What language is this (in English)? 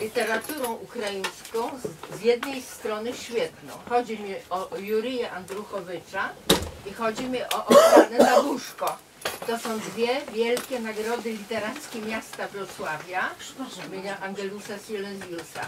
Polish